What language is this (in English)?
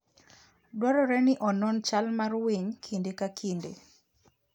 Luo (Kenya and Tanzania)